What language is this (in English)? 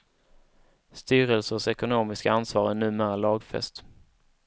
Swedish